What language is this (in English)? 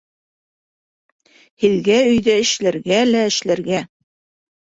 Bashkir